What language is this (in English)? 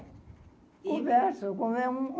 Portuguese